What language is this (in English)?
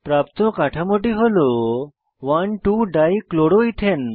Bangla